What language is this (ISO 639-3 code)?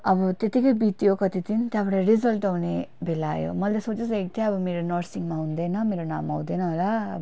nep